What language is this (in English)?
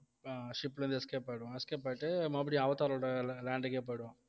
Tamil